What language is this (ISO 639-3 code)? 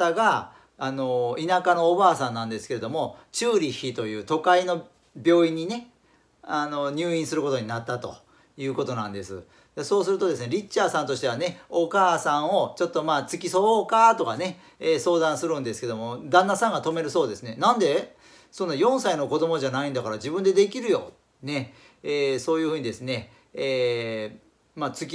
jpn